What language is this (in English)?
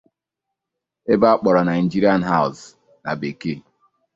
Igbo